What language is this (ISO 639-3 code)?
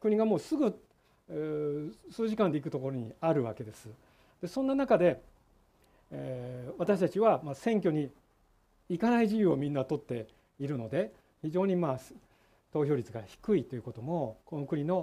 jpn